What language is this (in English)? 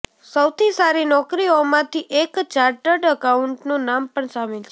Gujarati